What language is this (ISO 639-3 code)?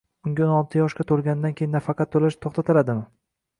uzb